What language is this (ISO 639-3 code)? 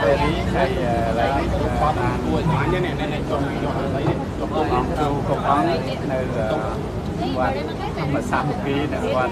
tha